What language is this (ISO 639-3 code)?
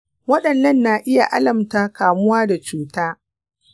hau